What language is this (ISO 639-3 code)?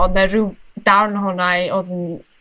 cym